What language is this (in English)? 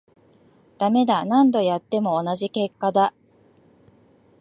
Japanese